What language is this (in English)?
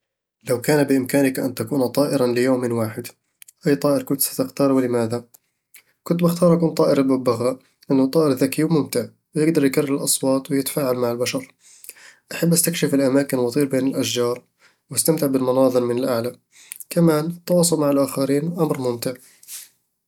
Eastern Egyptian Bedawi Arabic